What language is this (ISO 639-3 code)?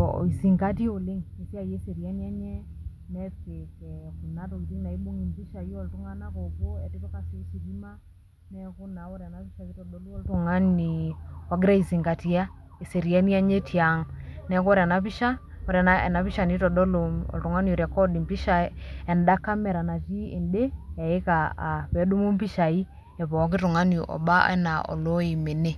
mas